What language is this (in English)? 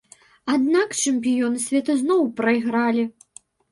Belarusian